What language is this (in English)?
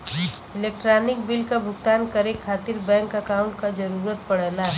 Bhojpuri